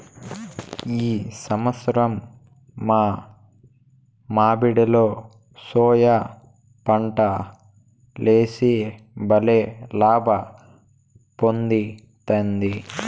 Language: Telugu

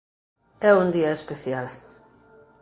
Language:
Galician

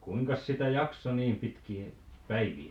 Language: Finnish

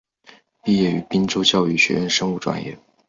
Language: Chinese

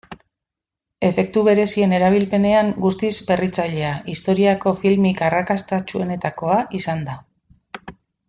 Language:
Basque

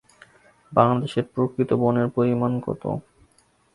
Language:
Bangla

